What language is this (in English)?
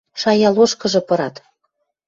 Western Mari